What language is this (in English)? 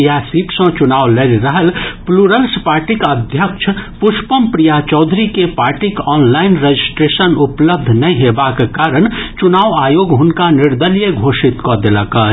Maithili